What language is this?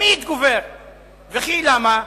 Hebrew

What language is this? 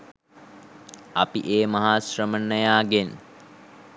Sinhala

